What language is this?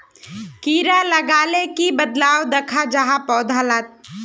Magahi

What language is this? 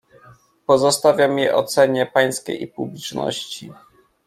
Polish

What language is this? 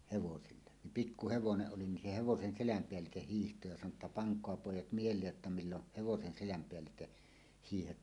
Finnish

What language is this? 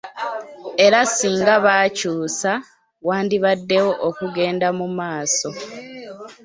Ganda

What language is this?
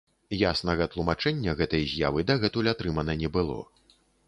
Belarusian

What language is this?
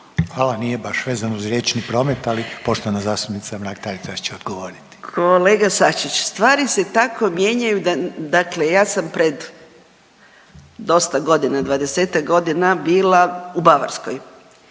Croatian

